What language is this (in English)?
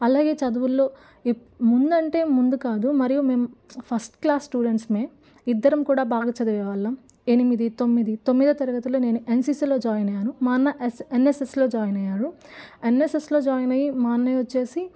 Telugu